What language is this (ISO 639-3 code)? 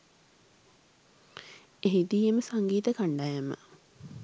sin